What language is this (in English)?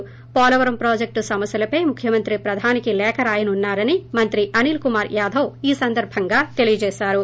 Telugu